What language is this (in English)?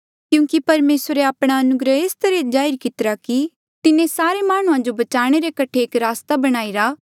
Mandeali